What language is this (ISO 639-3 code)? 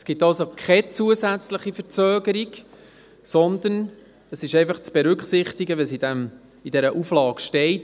gsw